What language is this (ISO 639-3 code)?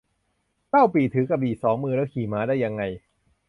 tha